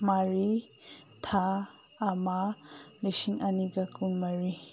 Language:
Manipuri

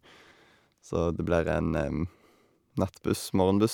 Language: Norwegian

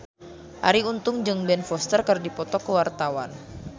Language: Sundanese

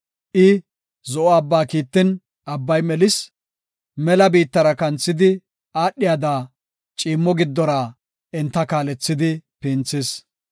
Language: Gofa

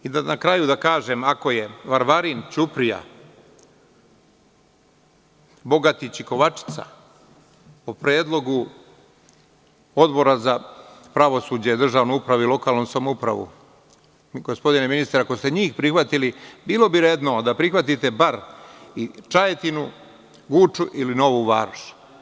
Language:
Serbian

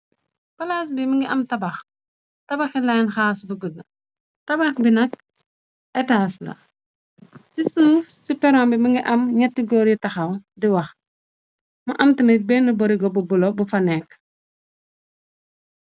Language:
Wolof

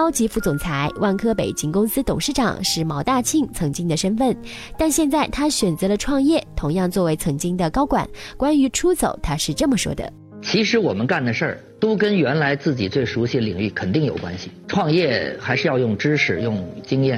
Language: Chinese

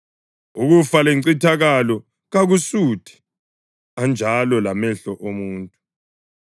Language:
North Ndebele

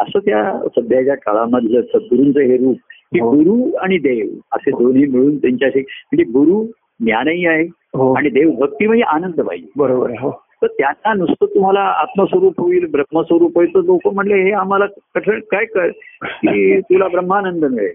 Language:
Marathi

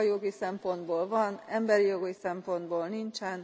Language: Hungarian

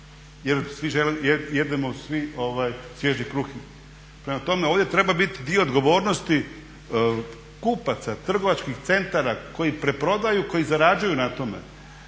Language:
Croatian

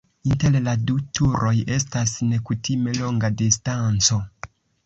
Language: Esperanto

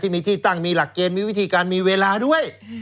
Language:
Thai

